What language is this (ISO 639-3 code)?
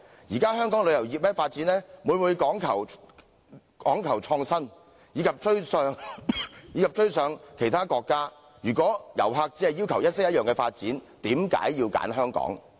yue